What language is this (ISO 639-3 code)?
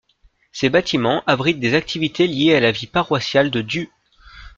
fra